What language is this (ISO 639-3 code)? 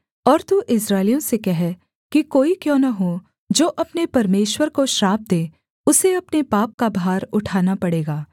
hin